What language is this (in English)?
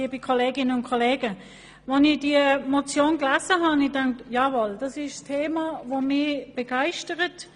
Swiss German